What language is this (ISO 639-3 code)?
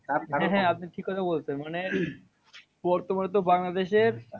ben